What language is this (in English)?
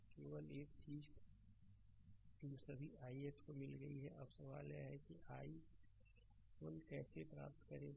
Hindi